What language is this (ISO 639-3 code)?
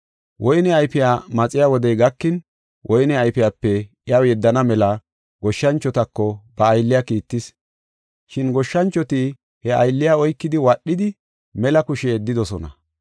gof